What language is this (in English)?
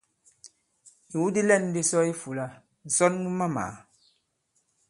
Bankon